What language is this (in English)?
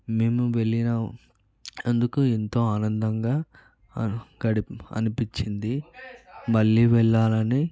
Telugu